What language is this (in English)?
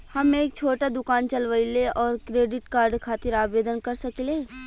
Bhojpuri